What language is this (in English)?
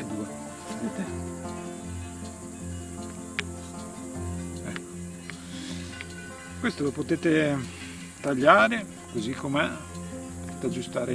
Italian